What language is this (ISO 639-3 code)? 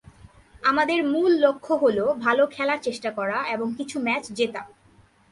ben